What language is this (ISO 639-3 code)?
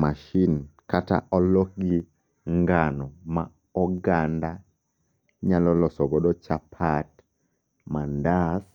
luo